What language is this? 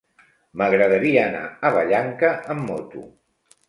Catalan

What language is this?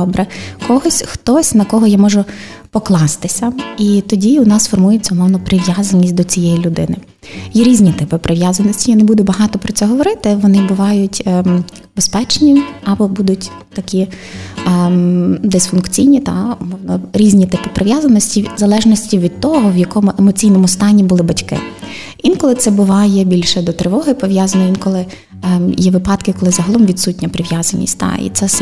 Ukrainian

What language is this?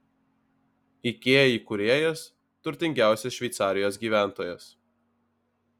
Lithuanian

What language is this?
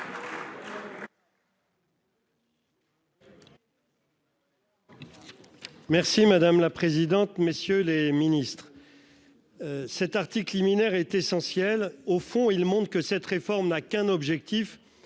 French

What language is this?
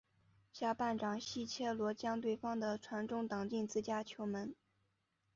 Chinese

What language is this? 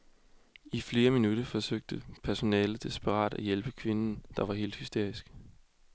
Danish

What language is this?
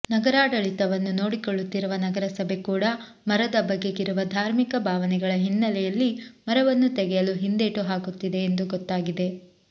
Kannada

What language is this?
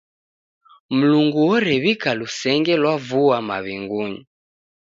Taita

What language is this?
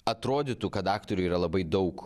Lithuanian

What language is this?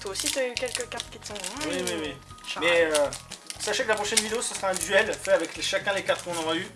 French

